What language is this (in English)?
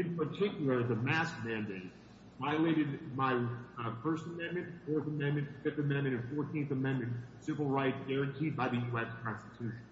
English